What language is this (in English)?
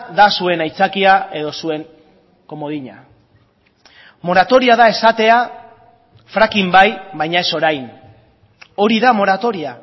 Basque